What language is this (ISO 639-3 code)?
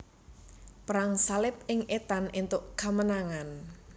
jav